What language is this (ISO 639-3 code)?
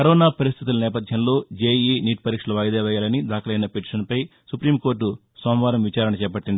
tel